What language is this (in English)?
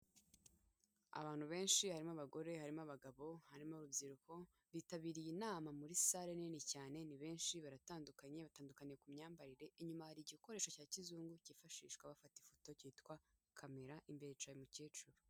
Kinyarwanda